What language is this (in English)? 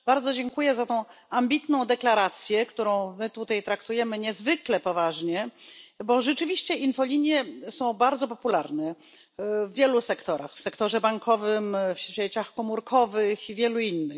Polish